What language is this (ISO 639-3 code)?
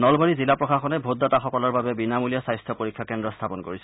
asm